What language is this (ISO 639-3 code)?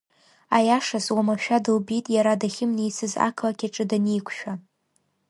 abk